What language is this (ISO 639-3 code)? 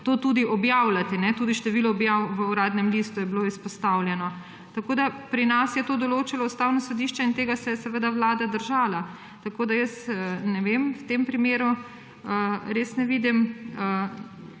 slv